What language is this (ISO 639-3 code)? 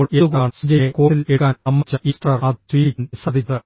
mal